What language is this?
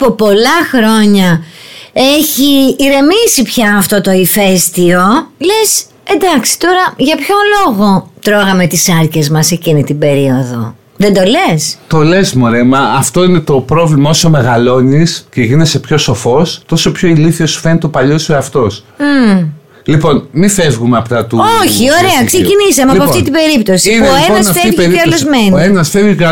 Greek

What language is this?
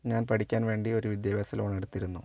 Malayalam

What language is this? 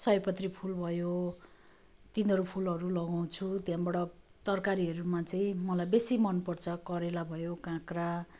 Nepali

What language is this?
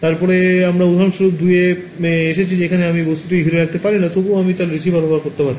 Bangla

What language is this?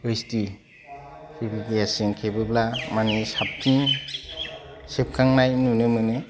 Bodo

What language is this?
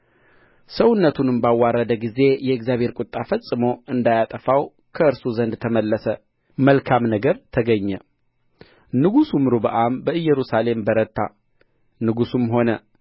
Amharic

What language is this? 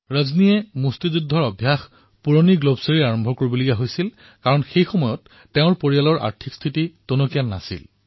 Assamese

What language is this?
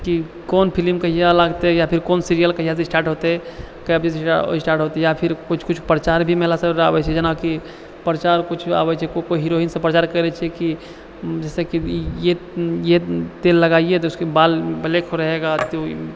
Maithili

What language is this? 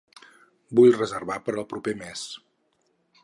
Catalan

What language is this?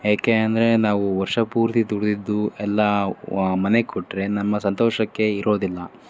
Kannada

